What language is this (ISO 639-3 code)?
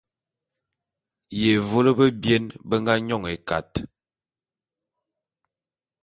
bum